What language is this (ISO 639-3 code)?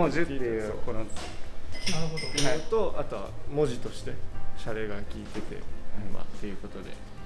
jpn